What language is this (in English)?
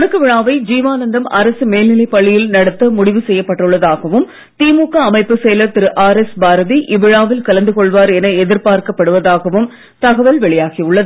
Tamil